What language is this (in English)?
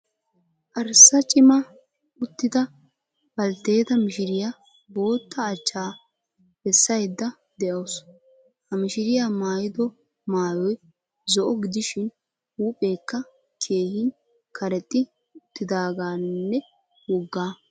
Wolaytta